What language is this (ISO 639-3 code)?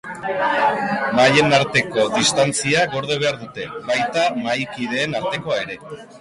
eus